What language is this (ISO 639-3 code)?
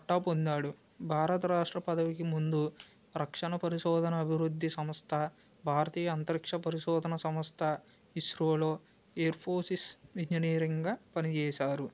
tel